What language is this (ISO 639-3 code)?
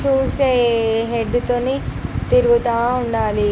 tel